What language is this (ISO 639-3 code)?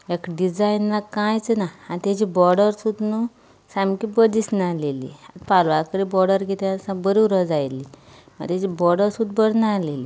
kok